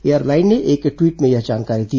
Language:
Hindi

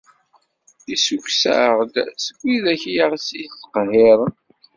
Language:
Kabyle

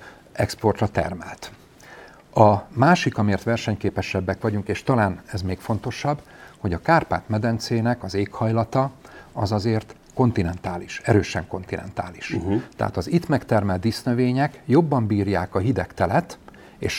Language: Hungarian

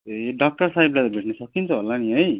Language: Nepali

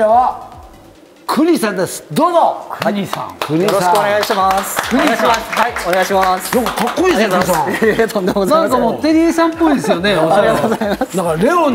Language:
Japanese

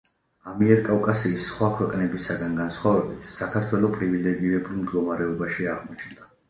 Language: Georgian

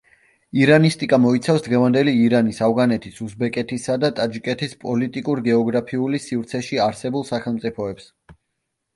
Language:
Georgian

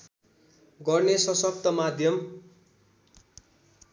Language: Nepali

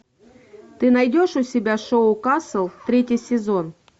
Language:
Russian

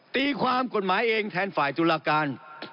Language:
Thai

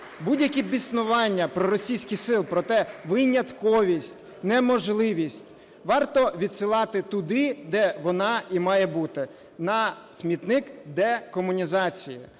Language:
Ukrainian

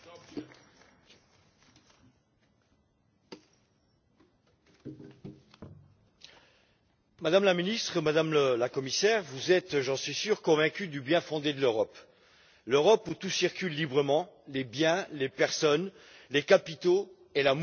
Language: French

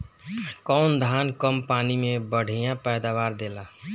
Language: Bhojpuri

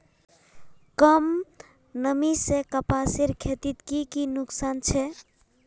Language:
Magahi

